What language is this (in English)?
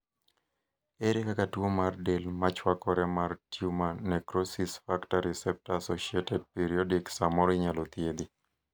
Luo (Kenya and Tanzania)